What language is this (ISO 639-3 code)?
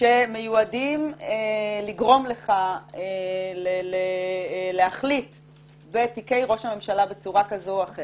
heb